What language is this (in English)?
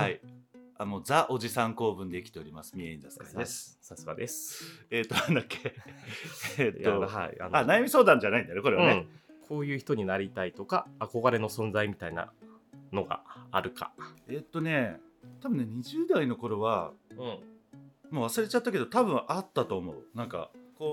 Japanese